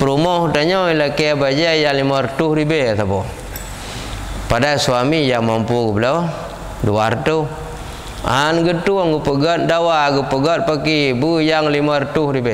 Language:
Malay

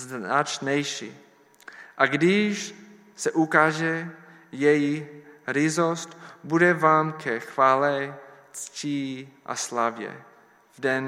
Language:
Czech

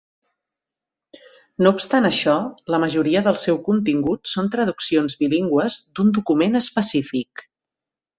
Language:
Catalan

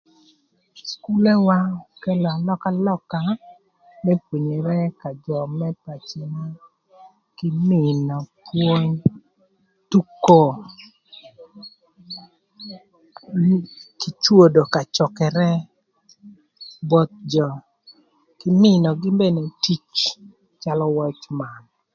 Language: Thur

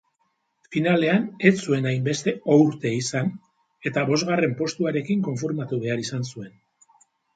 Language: Basque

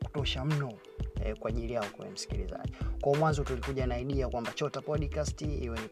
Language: Swahili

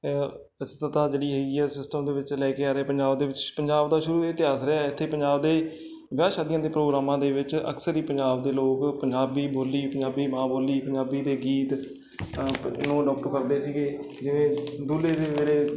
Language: Punjabi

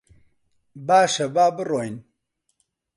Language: Central Kurdish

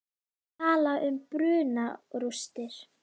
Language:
Icelandic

